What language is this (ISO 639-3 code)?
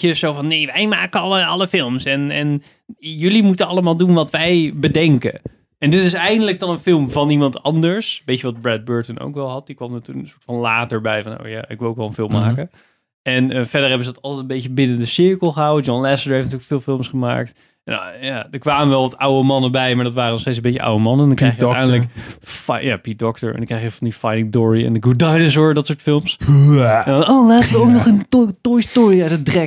nld